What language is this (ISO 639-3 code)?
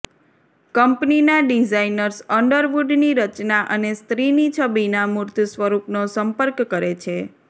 guj